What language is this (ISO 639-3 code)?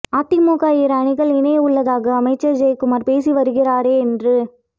tam